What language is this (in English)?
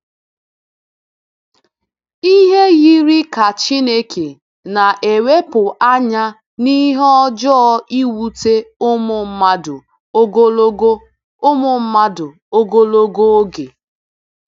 Igbo